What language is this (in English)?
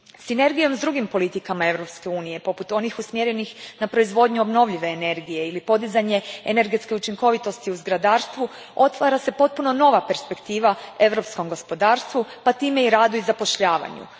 Croatian